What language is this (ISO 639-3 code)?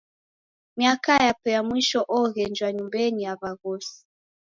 dav